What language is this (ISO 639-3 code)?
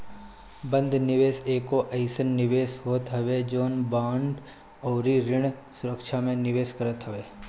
bho